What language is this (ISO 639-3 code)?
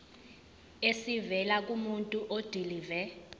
zul